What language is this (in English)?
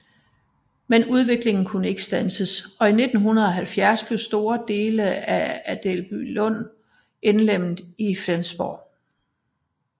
Danish